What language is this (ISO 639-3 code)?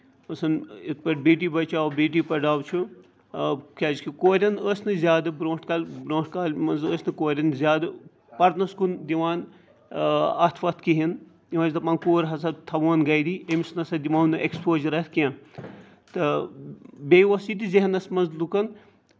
kas